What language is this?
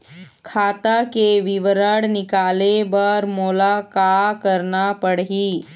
Chhattisgarhi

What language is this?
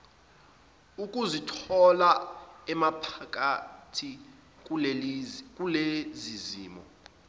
Zulu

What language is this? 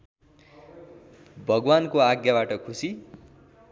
Nepali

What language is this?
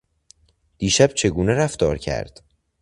Persian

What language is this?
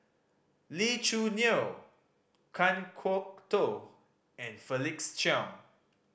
English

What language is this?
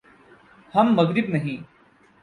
Urdu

